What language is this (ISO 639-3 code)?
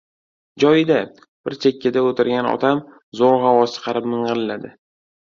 uzb